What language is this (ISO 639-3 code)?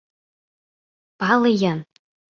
chm